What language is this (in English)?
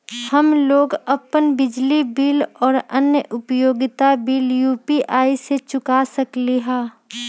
Magahi